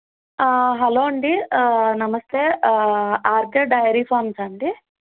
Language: Telugu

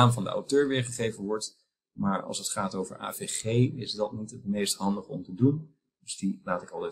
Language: Dutch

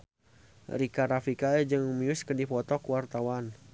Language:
Sundanese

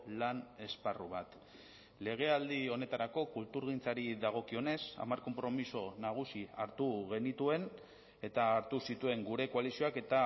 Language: Basque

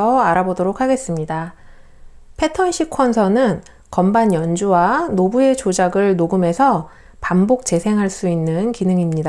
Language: Korean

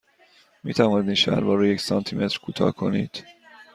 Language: Persian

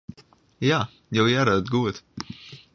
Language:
Western Frisian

